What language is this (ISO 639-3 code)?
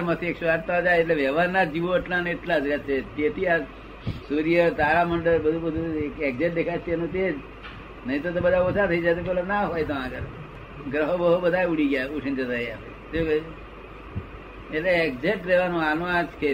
guj